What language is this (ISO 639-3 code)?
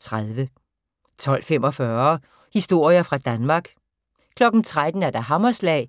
dan